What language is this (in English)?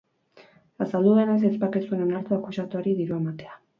Basque